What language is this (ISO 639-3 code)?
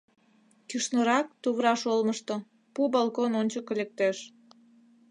chm